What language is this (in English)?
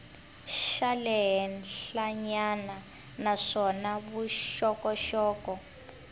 Tsonga